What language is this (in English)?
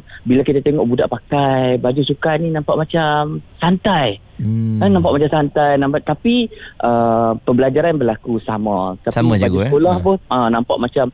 Malay